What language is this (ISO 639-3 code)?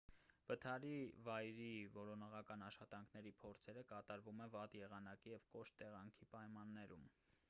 hye